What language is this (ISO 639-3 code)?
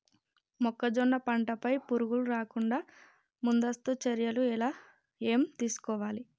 tel